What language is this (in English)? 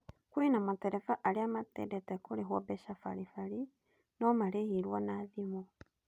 Kikuyu